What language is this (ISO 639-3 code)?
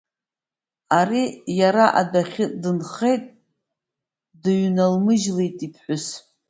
abk